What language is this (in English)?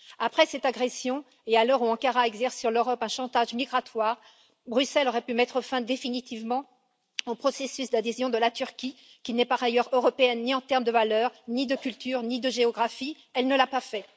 French